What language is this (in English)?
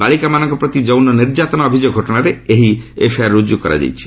Odia